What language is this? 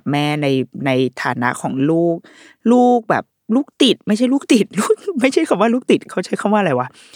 Thai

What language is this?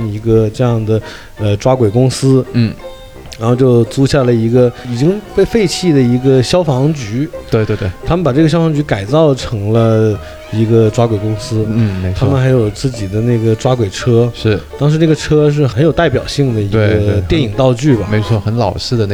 Chinese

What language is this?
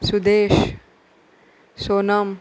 Konkani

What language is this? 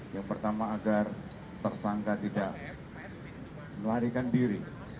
Indonesian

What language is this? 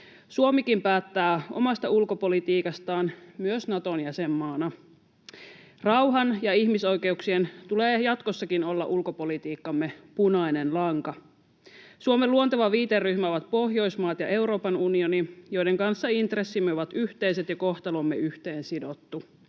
Finnish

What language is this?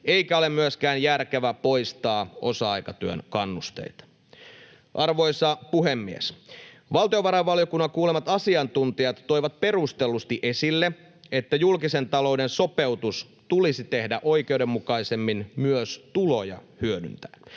Finnish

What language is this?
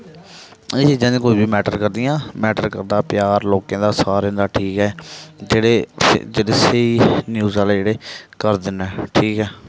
Dogri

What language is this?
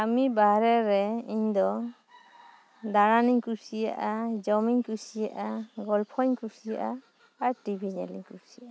Santali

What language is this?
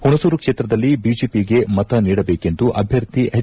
Kannada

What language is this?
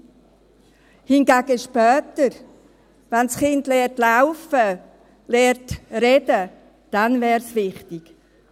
Swiss German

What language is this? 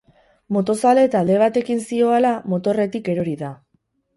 Basque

